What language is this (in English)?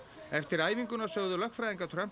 Icelandic